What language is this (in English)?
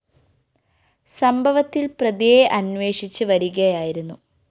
Malayalam